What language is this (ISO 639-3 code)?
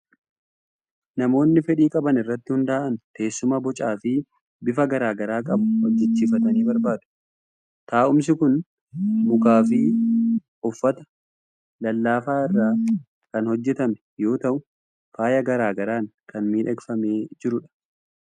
orm